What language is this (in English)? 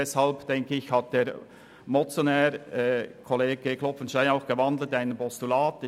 Swiss German